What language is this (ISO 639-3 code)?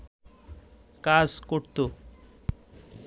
ben